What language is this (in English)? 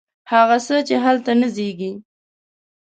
Pashto